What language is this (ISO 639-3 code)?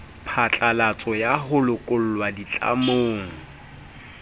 sot